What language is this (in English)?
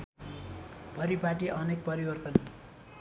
Nepali